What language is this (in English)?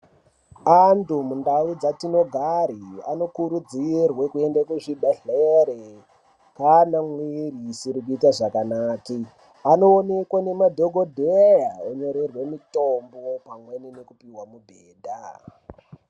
Ndau